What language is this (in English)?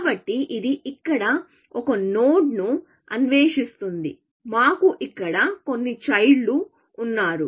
Telugu